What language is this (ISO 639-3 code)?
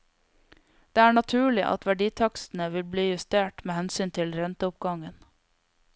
nor